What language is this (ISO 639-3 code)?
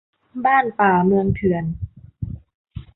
tha